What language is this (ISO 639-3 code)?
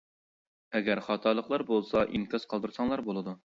uig